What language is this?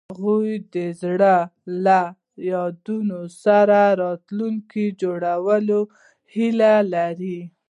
Pashto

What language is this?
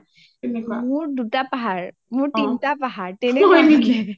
Assamese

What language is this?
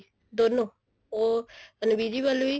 Punjabi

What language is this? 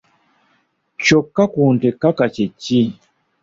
Ganda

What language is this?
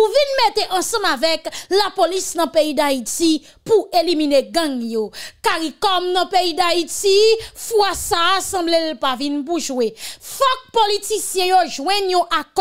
French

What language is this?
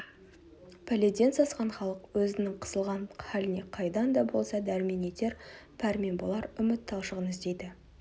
Kazakh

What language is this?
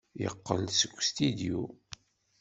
Kabyle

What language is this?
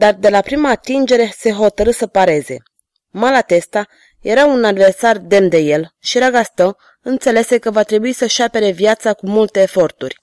Romanian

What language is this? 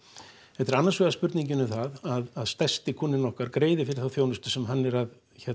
Icelandic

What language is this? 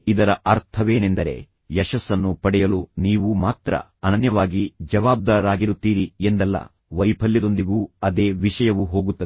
Kannada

